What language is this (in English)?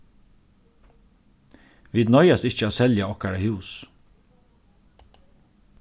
Faroese